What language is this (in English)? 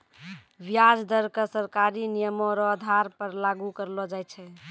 Maithili